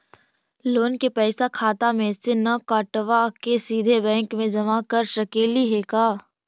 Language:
Magahi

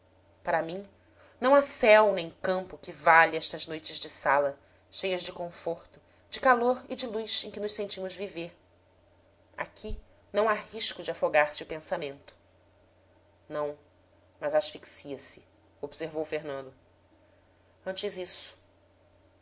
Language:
Portuguese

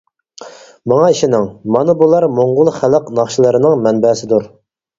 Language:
Uyghur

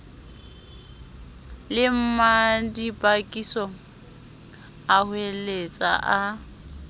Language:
Southern Sotho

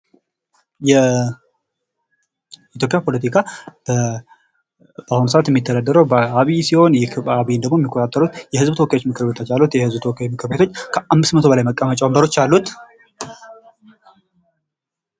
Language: Amharic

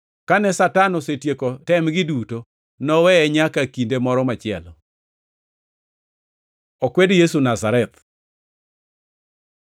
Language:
Luo (Kenya and Tanzania)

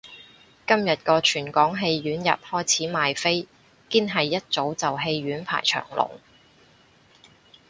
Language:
Cantonese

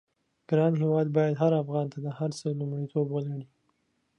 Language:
Pashto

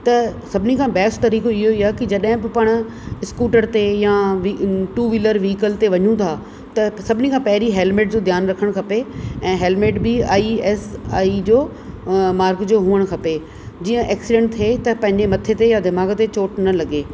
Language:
Sindhi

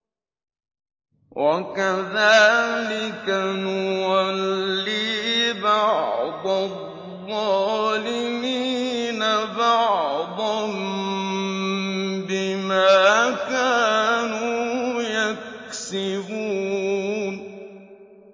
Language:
Arabic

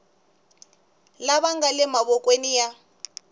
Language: Tsonga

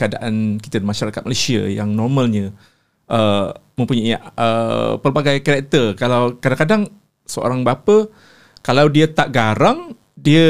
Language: Malay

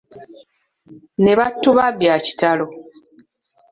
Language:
Ganda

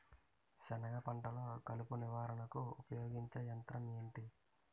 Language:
Telugu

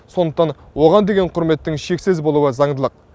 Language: Kazakh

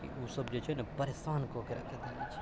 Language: Maithili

